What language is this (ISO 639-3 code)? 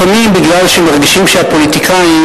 heb